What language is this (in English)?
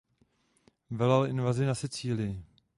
Czech